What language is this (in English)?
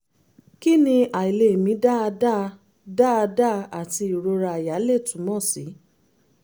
Yoruba